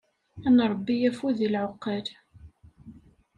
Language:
Kabyle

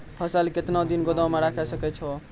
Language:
Maithili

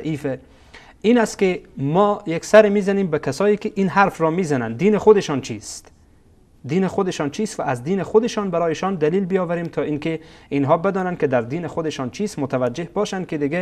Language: Persian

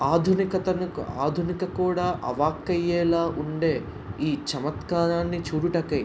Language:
Telugu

